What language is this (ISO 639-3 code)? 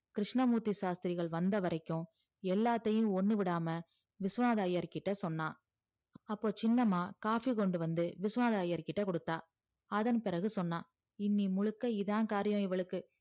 tam